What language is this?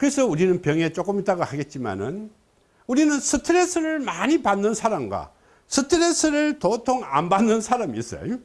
Korean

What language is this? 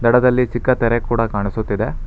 Kannada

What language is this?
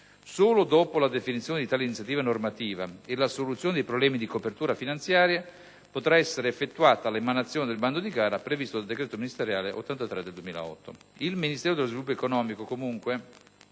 Italian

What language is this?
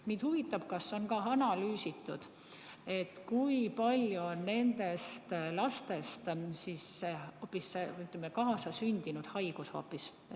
Estonian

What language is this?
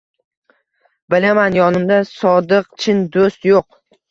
Uzbek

